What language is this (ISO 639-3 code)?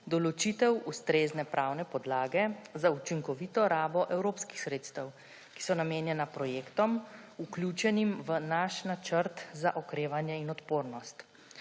slv